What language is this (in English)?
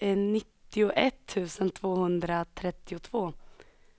Swedish